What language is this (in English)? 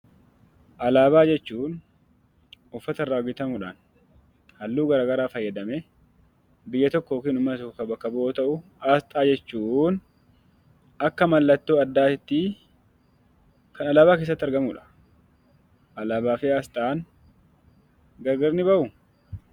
Oromo